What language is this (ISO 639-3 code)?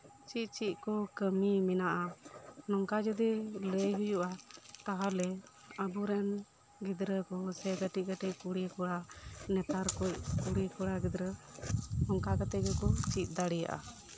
sat